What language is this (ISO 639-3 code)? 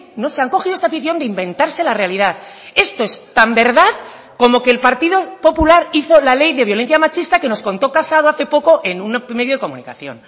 spa